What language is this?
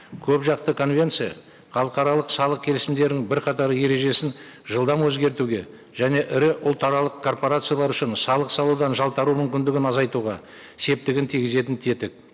Kazakh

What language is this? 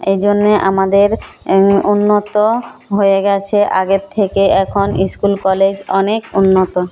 Bangla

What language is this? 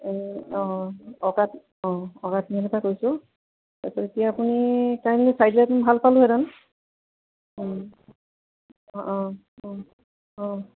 Assamese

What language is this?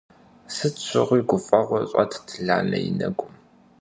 Kabardian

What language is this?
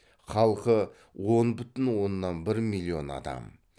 Kazakh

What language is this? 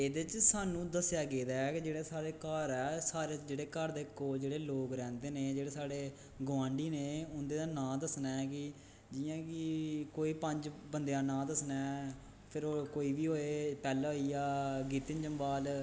Dogri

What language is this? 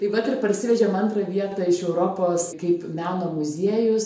Lithuanian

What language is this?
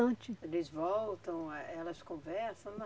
Portuguese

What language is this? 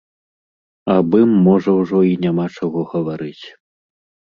Belarusian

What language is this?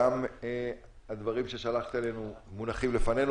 Hebrew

